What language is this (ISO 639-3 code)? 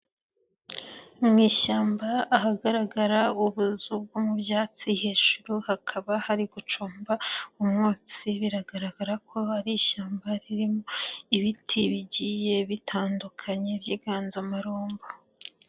kin